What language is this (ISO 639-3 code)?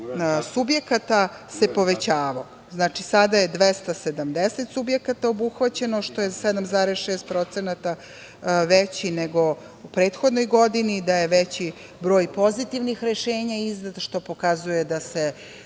srp